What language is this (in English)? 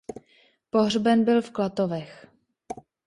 Czech